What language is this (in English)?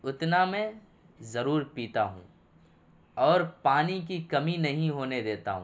Urdu